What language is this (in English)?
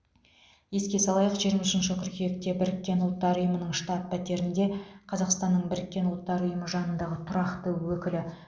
Kazakh